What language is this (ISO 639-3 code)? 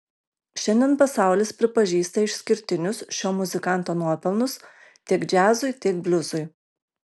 lit